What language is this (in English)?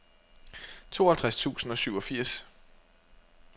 Danish